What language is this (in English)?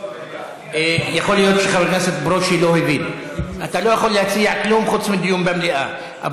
Hebrew